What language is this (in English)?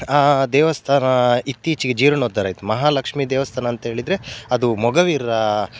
Kannada